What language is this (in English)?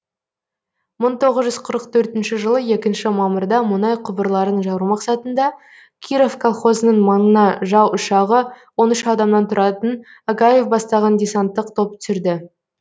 Kazakh